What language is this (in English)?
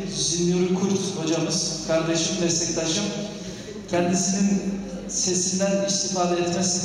Turkish